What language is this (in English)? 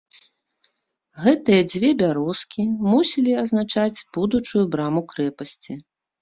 Belarusian